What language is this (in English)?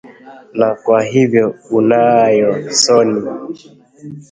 Swahili